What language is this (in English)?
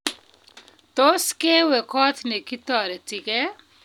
Kalenjin